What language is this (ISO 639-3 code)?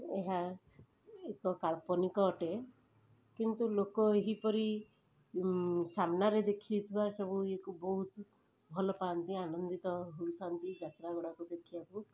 ori